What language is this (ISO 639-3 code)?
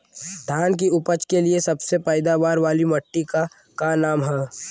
bho